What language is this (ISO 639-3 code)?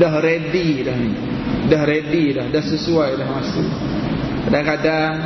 msa